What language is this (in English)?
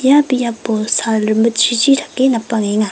Garo